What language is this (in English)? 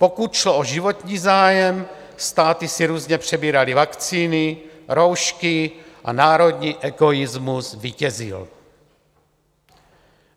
Czech